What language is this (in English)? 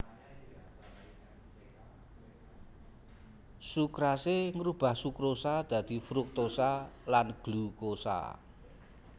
Javanese